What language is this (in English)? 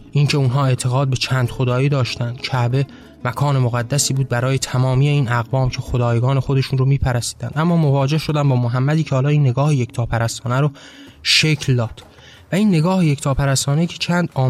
Persian